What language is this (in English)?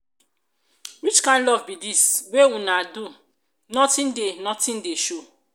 Nigerian Pidgin